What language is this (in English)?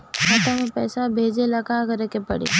Bhojpuri